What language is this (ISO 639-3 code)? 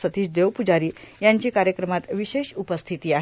mar